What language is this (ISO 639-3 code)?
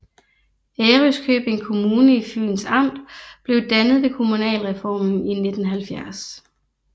dan